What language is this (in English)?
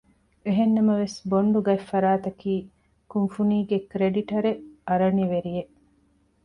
Divehi